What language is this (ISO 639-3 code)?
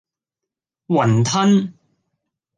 yue